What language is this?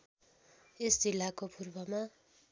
Nepali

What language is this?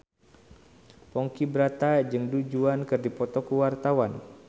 Sundanese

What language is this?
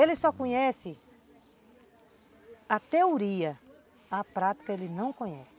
Portuguese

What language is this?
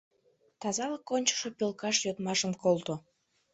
Mari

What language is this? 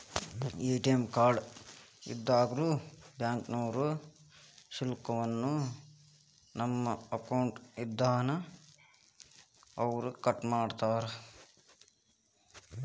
Kannada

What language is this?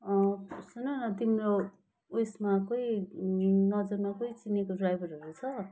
Nepali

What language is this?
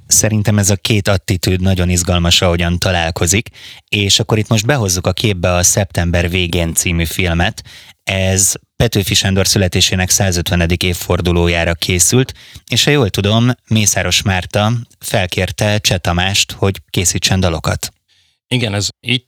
Hungarian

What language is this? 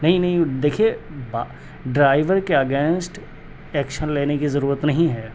Urdu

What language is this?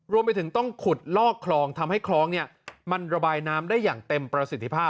Thai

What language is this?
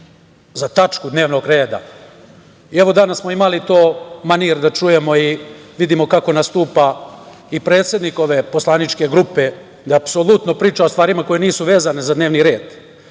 Serbian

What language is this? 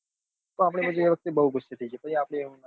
Gujarati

